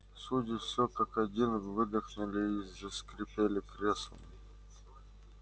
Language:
Russian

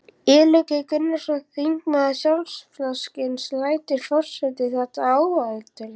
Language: Icelandic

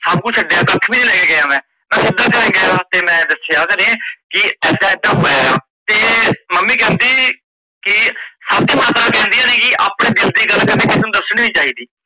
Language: Punjabi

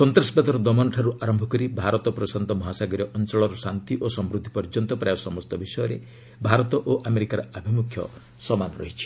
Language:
Odia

